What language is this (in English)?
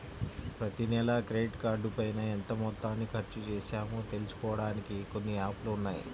Telugu